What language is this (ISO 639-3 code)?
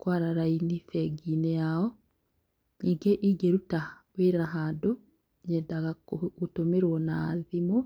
kik